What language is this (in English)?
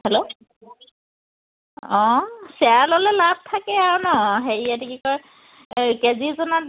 Assamese